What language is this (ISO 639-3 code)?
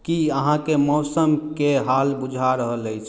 mai